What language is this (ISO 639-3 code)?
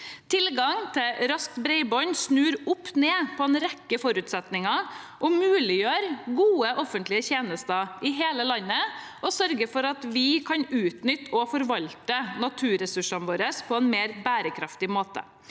nor